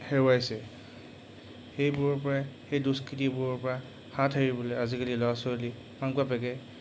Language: Assamese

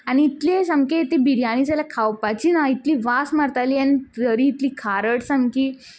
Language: Konkani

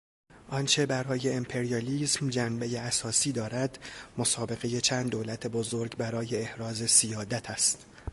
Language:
Persian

